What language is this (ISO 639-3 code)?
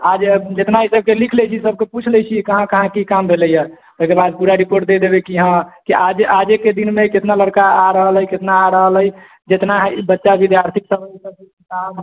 mai